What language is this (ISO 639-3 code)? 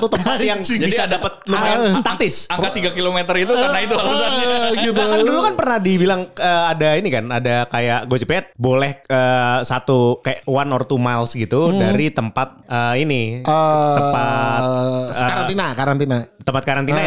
ind